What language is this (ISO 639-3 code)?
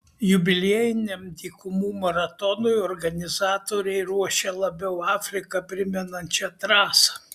lit